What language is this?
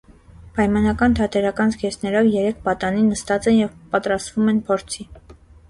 Armenian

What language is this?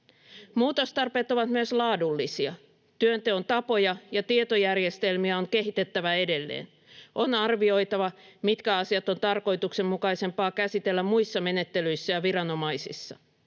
Finnish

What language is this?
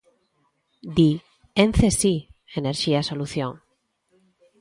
Galician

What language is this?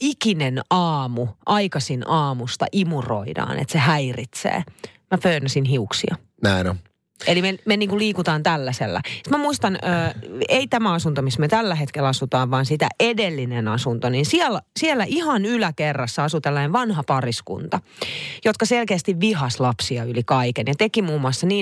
Finnish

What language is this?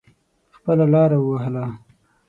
Pashto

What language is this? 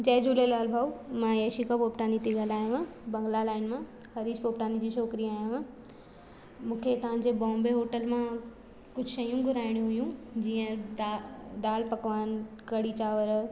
Sindhi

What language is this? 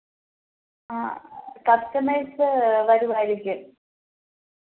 Malayalam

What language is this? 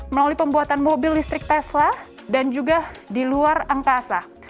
Indonesian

